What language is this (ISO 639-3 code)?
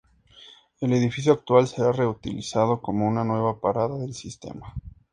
spa